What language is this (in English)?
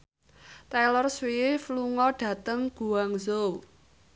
Javanese